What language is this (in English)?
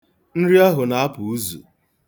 Igbo